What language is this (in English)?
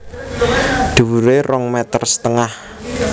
Javanese